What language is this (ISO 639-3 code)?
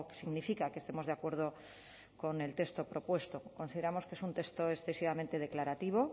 spa